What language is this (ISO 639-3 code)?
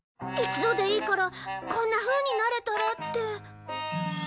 jpn